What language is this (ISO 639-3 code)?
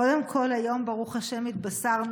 heb